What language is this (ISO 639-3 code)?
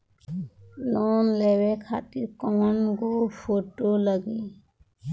bho